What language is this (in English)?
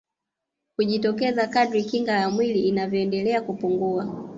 Swahili